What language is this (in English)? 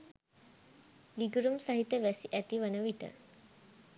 Sinhala